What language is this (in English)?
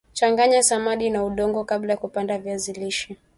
Swahili